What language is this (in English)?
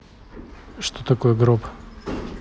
Russian